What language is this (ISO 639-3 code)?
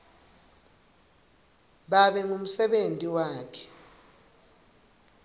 ssw